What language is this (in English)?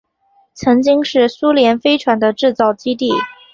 Chinese